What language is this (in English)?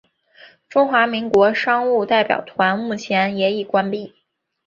Chinese